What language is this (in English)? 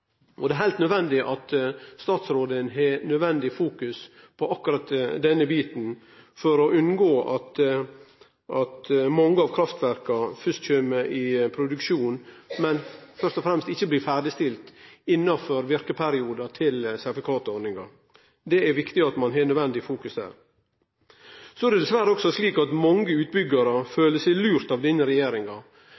Norwegian Nynorsk